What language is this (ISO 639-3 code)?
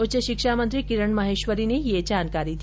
hin